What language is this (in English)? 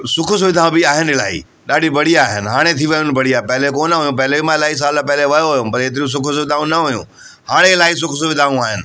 Sindhi